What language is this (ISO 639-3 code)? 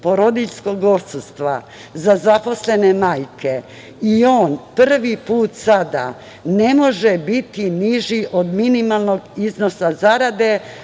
srp